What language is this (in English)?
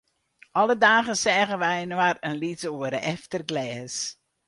Western Frisian